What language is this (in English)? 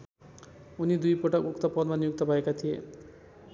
Nepali